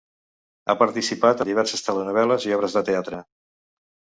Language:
Catalan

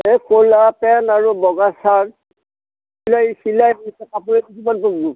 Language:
Assamese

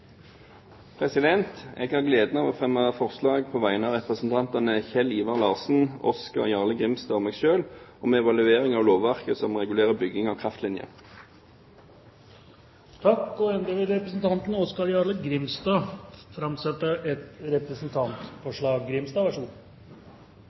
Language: Norwegian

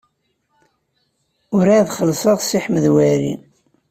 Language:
Kabyle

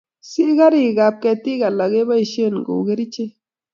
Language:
Kalenjin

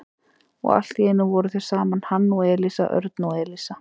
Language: Icelandic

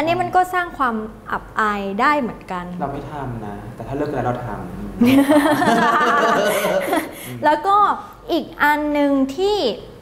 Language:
Thai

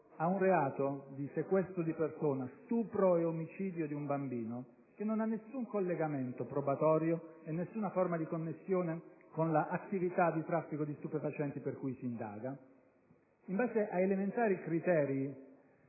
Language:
Italian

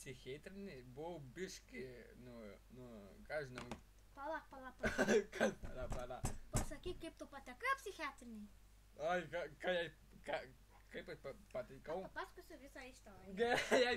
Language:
Spanish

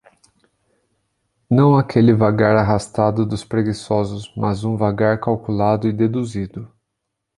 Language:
Portuguese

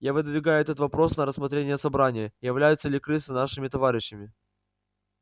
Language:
Russian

